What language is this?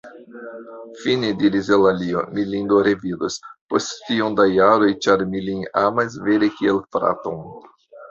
Esperanto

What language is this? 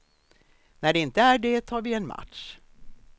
Swedish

